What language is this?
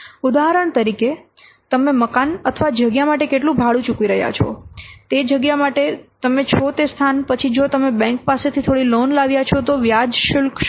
Gujarati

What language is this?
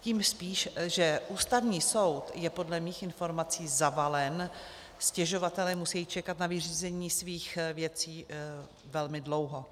Czech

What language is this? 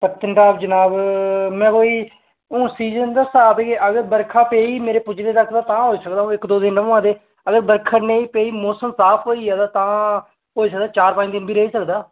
Dogri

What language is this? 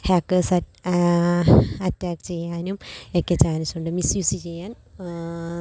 Malayalam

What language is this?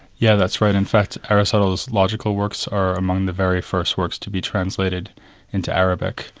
English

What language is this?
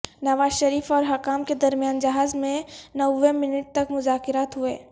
Urdu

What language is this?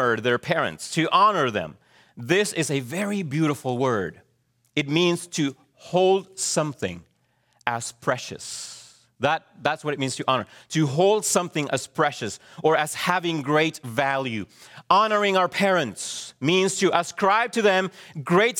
English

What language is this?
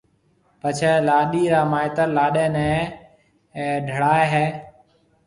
Marwari (Pakistan)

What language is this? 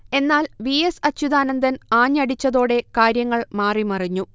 Malayalam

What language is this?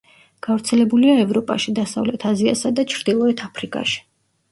Georgian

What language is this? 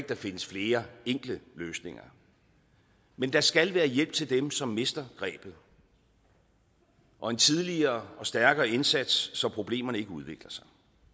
Danish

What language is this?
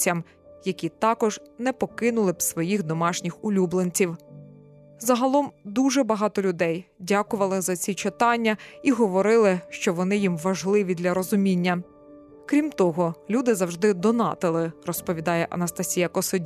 Ukrainian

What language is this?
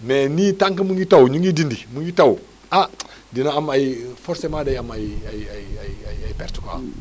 Wolof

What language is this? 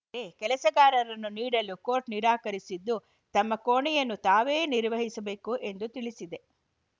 Kannada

